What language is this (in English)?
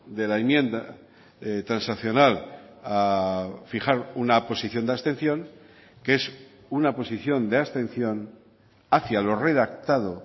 Spanish